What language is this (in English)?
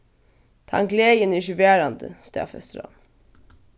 Faroese